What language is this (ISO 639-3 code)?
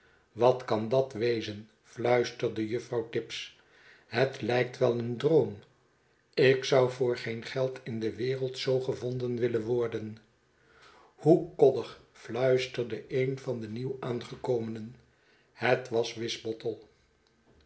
nld